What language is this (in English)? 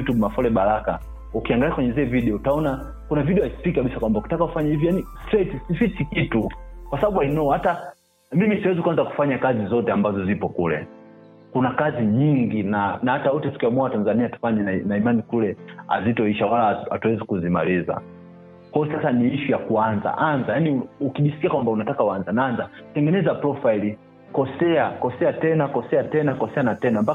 Swahili